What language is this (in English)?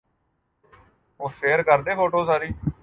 Urdu